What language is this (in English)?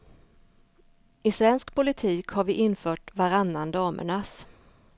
Swedish